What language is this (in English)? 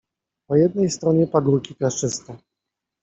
Polish